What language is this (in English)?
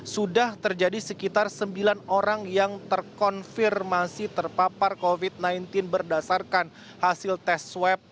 Indonesian